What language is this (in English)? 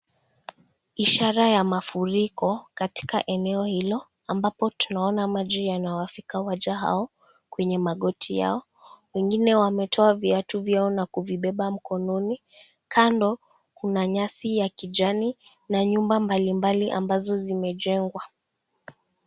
Swahili